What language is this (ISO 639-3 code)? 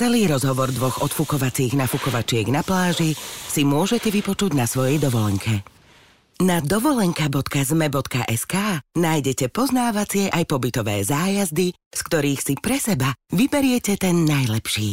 slk